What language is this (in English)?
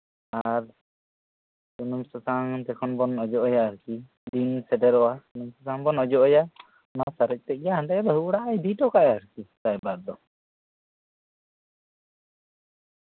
Santali